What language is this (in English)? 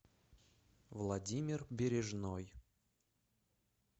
Russian